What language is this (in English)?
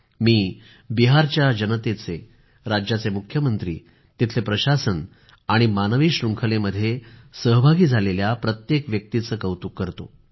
Marathi